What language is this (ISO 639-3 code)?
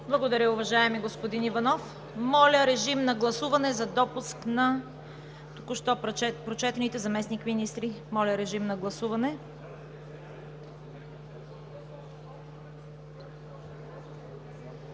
bul